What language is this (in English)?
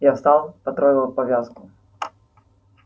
Russian